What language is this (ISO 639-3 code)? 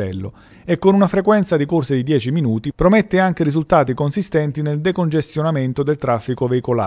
ita